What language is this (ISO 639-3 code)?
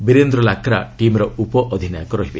ori